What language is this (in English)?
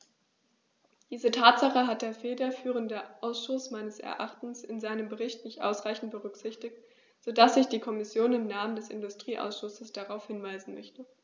German